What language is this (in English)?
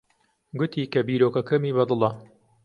Central Kurdish